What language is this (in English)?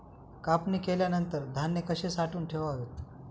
Marathi